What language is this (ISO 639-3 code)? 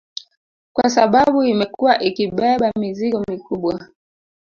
swa